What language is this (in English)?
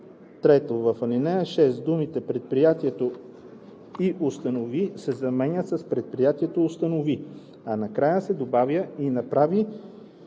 Bulgarian